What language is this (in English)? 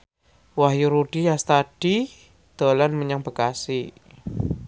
Javanese